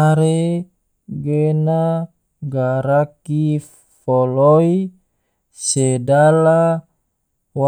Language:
Tidore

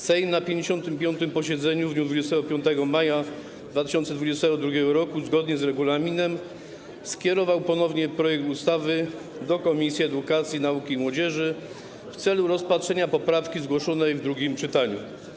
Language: Polish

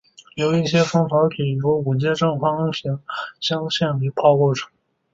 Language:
Chinese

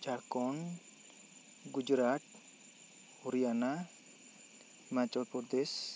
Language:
Santali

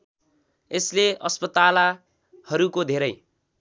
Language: Nepali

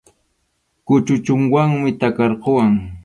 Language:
Arequipa-La Unión Quechua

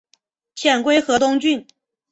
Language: Chinese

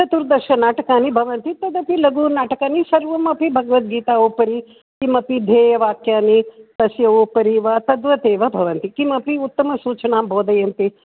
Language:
Sanskrit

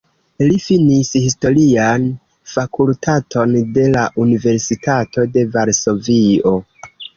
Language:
Esperanto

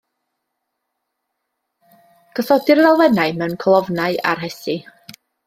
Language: Welsh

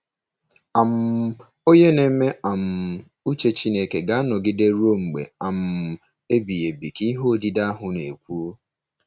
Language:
Igbo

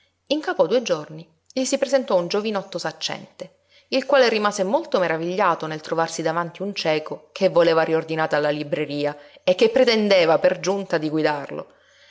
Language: Italian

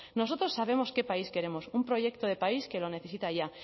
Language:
Spanish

